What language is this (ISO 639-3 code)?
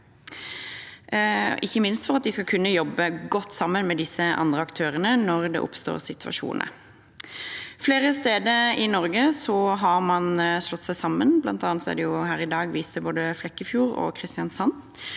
nor